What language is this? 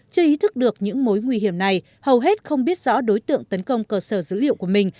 Vietnamese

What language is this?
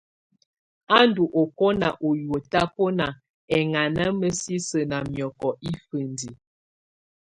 Tunen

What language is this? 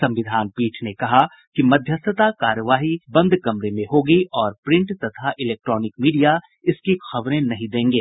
Hindi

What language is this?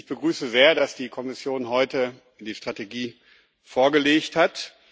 German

